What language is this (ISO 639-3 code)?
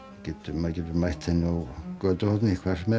isl